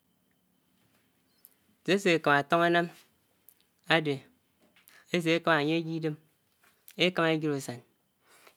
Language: Anaang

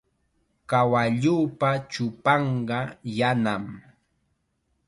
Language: Chiquián Ancash Quechua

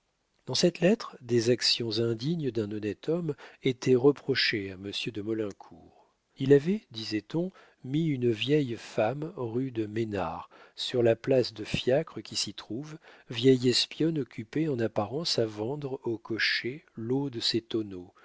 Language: French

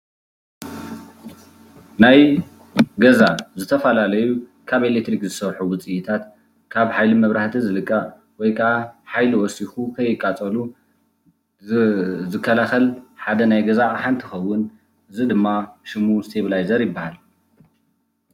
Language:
Tigrinya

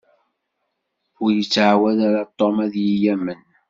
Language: Kabyle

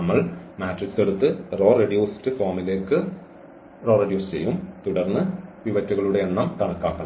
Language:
Malayalam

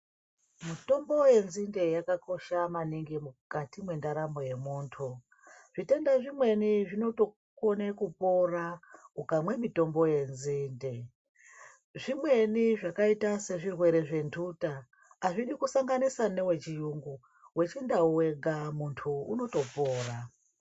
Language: Ndau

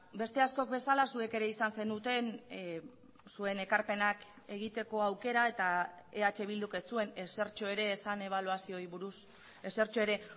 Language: Basque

